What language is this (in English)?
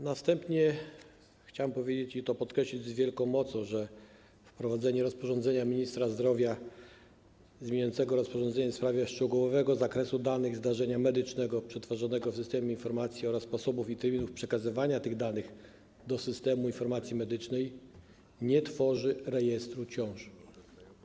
Polish